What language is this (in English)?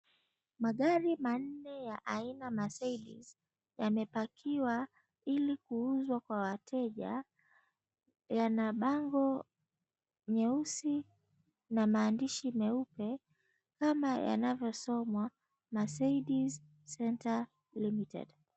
Swahili